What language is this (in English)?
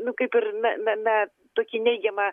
Lithuanian